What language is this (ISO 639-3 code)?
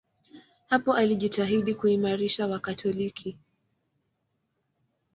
swa